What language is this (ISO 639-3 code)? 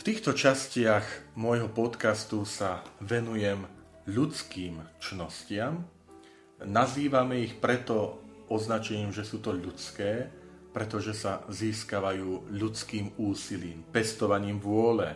slk